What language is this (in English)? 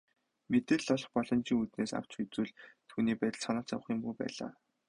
Mongolian